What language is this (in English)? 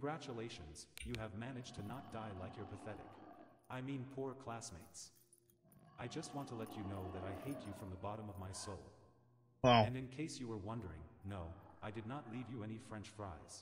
Thai